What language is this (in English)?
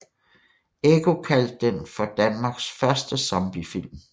Danish